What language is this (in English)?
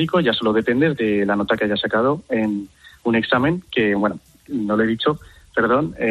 Spanish